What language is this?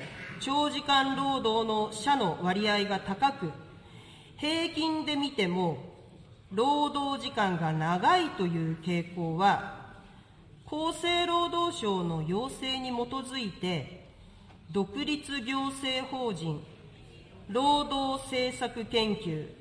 Japanese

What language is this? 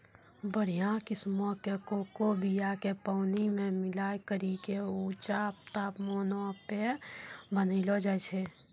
Maithili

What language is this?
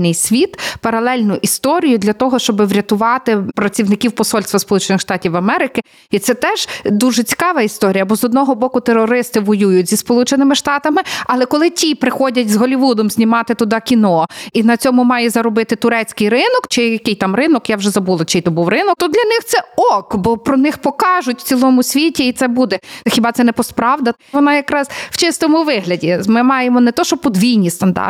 Ukrainian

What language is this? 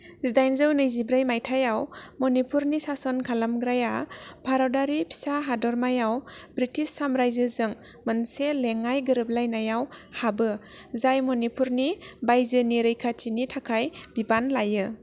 Bodo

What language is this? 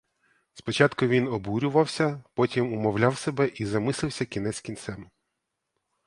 Ukrainian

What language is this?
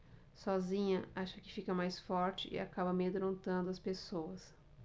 Portuguese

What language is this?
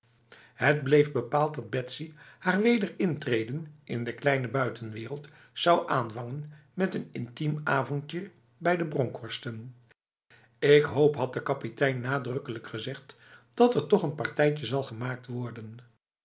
Dutch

